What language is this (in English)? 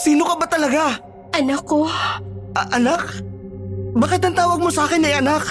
Filipino